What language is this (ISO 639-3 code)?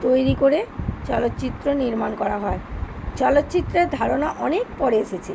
ben